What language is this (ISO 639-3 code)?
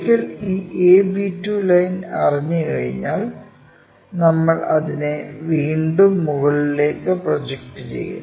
mal